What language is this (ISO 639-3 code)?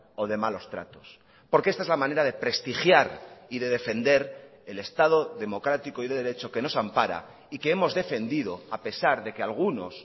spa